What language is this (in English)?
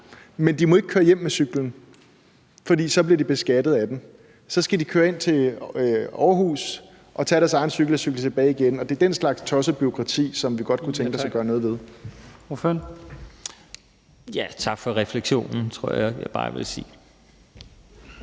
Danish